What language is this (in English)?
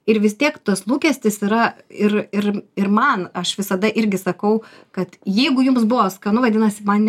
Lithuanian